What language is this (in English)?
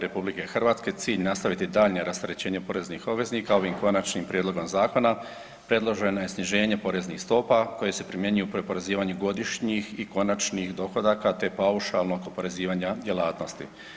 Croatian